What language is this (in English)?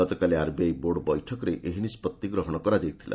Odia